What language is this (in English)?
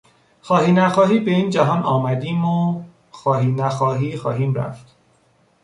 Persian